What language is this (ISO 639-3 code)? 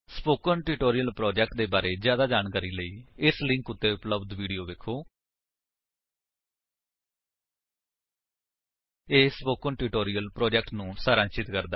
pan